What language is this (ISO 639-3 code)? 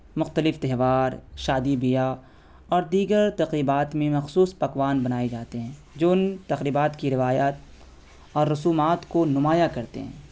urd